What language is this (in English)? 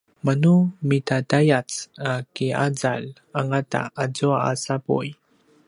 Paiwan